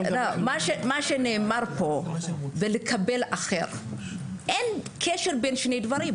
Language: Hebrew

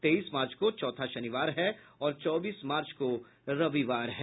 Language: Hindi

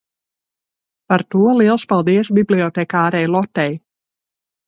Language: Latvian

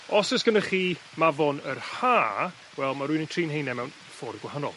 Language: Welsh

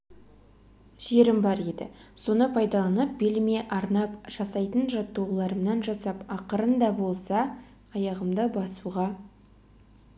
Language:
Kazakh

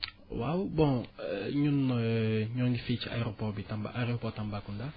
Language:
Wolof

